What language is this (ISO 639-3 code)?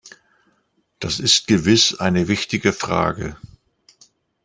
deu